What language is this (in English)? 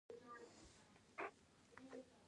Pashto